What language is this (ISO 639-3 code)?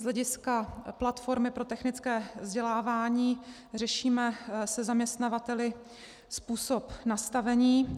ces